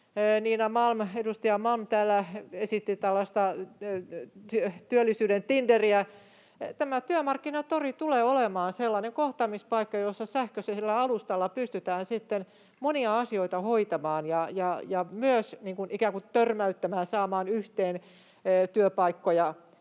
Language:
Finnish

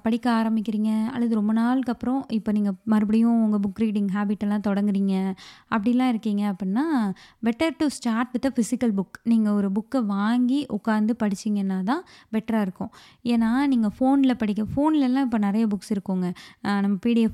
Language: Tamil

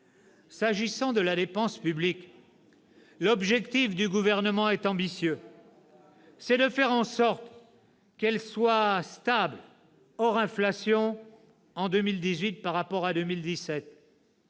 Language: French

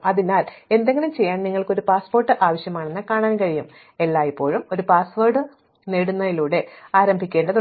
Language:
Malayalam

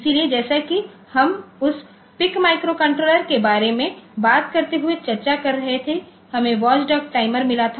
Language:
Hindi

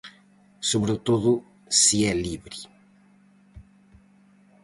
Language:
Galician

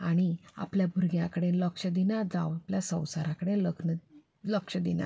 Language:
Konkani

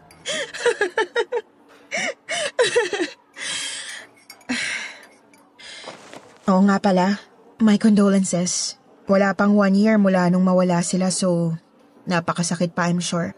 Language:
Filipino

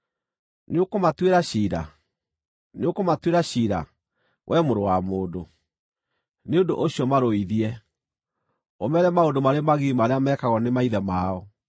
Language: Kikuyu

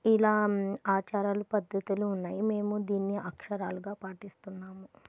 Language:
Telugu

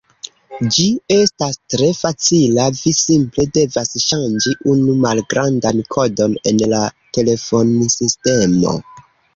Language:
Esperanto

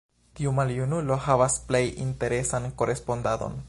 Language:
Esperanto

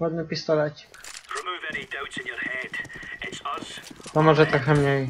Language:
Polish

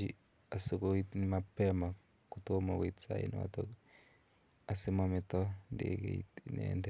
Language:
Kalenjin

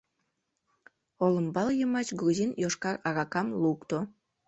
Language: Mari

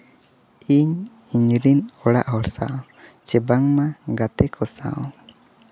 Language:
Santali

